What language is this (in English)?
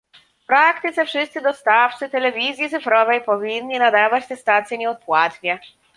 Polish